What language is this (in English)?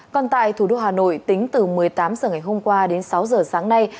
Vietnamese